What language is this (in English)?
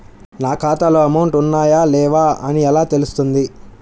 Telugu